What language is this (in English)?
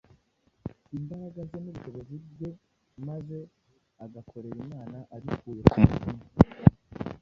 Kinyarwanda